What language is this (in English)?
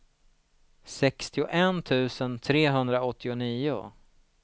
Swedish